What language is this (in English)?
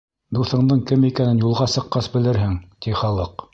Bashkir